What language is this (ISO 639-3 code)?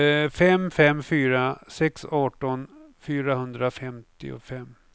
swe